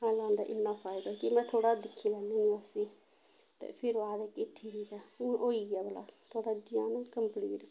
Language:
Dogri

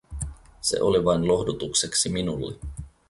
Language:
Finnish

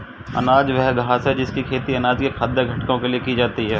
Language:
Hindi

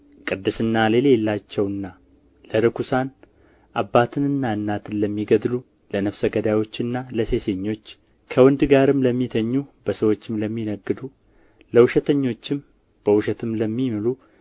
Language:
Amharic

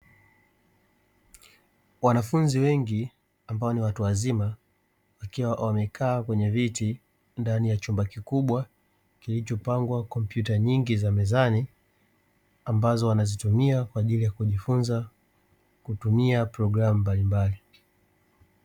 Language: Swahili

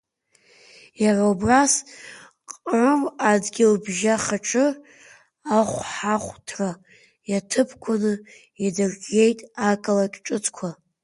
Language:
Abkhazian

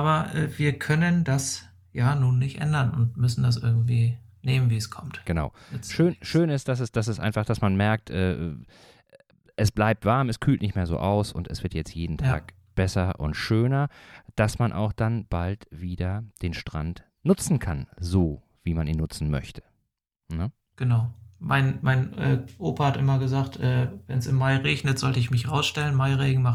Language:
German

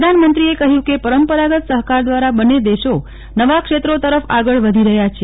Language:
Gujarati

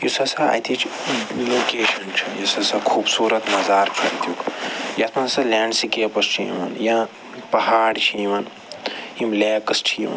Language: Kashmiri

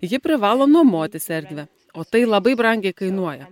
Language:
Lithuanian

